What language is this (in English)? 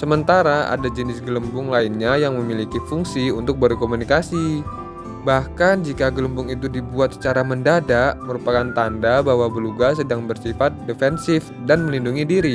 Indonesian